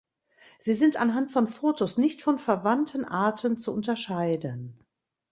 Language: German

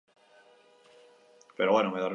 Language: Basque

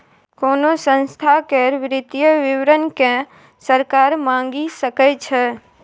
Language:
Maithili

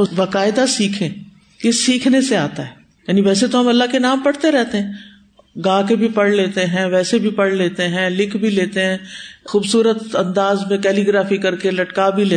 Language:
Urdu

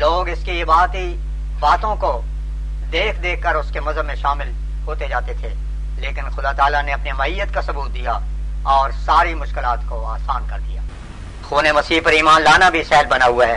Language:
Urdu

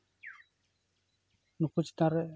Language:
Santali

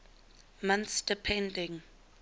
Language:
English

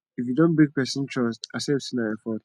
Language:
Nigerian Pidgin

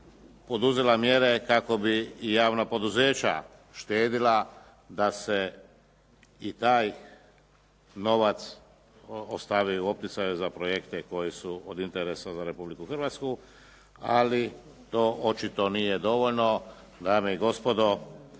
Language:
Croatian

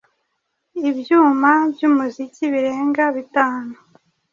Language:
Kinyarwanda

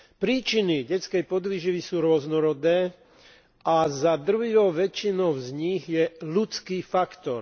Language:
Slovak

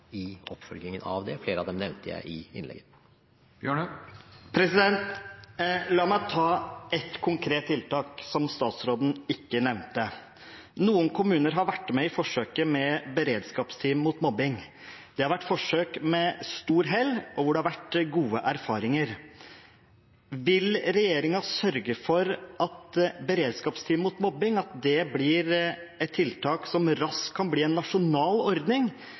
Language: Norwegian Bokmål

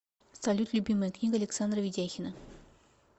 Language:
Russian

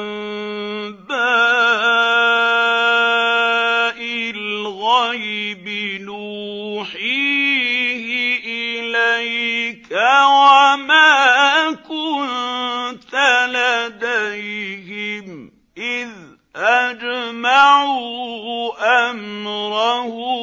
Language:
Arabic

